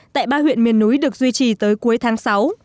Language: Vietnamese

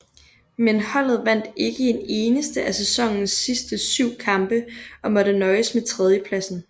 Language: Danish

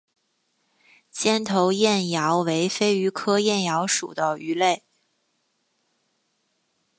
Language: Chinese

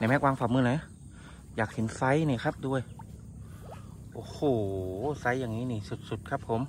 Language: Thai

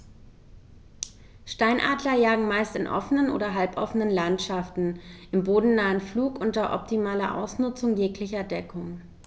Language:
German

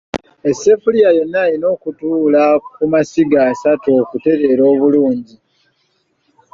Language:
Ganda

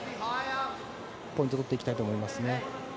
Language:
Japanese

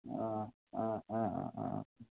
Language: Assamese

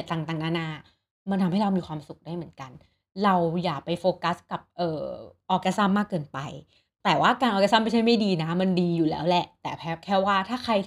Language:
Thai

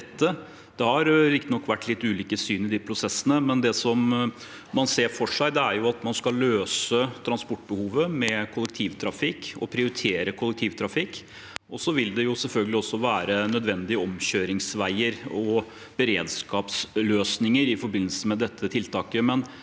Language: Norwegian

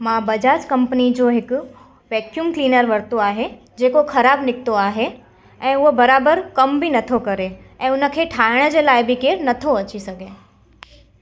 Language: Sindhi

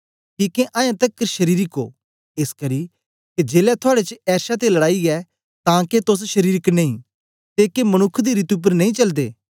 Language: Dogri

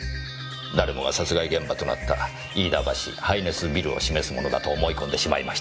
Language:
Japanese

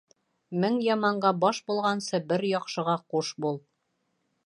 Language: Bashkir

